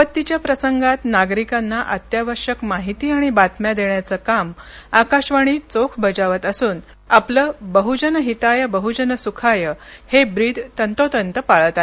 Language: Marathi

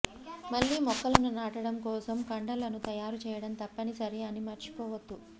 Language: Telugu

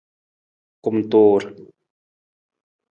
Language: Nawdm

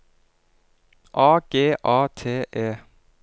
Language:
Norwegian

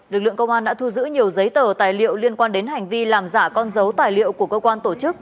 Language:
Vietnamese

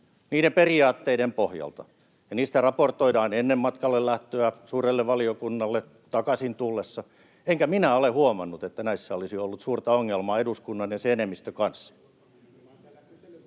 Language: Finnish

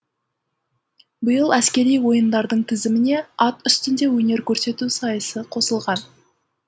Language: Kazakh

